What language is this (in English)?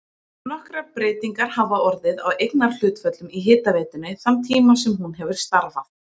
Icelandic